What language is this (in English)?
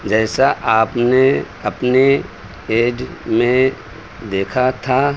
Urdu